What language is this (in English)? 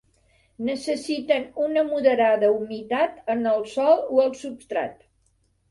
Catalan